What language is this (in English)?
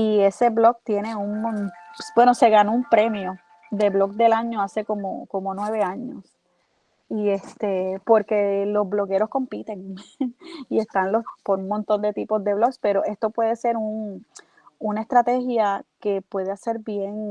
Spanish